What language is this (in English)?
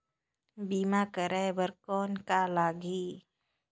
Chhattisgarhi